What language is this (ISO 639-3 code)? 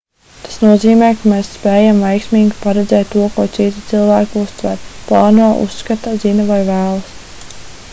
lav